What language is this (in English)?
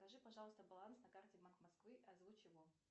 Russian